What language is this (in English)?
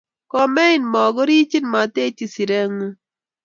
Kalenjin